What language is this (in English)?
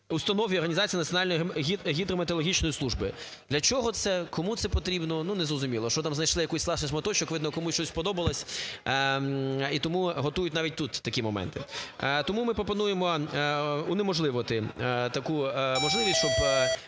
Ukrainian